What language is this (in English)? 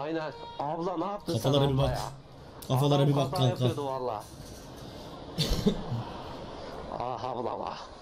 Turkish